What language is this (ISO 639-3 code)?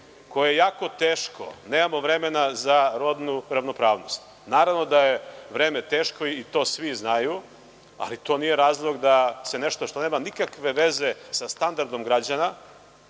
srp